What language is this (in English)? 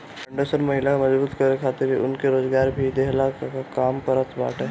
Bhojpuri